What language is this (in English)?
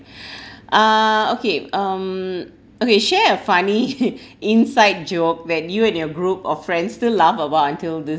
English